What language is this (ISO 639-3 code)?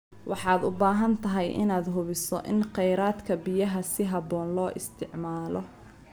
som